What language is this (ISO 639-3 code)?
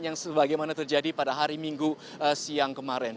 ind